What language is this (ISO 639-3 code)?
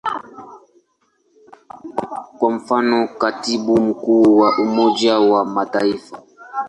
swa